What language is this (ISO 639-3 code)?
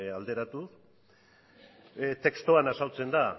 eus